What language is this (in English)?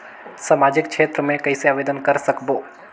Chhattisgarhi